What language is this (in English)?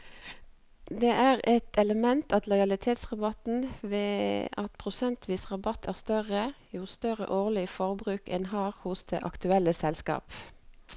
Norwegian